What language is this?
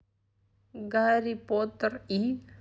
Russian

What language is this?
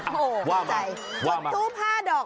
Thai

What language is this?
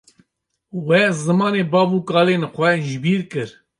Kurdish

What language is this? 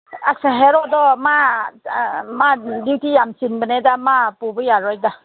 Manipuri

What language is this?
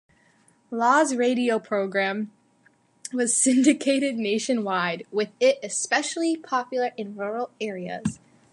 English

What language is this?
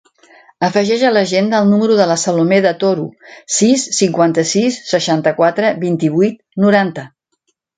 Catalan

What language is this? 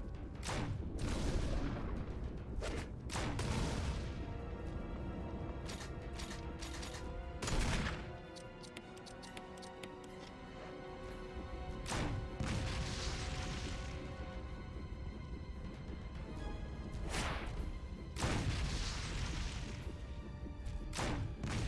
German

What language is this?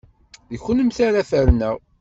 Kabyle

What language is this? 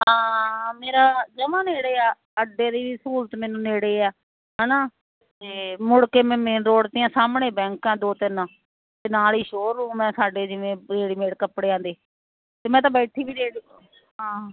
Punjabi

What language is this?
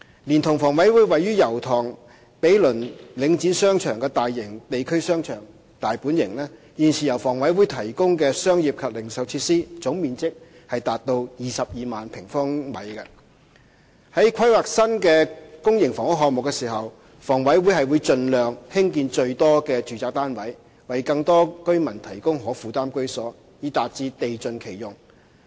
Cantonese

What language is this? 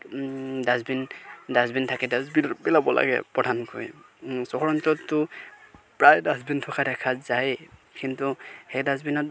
Assamese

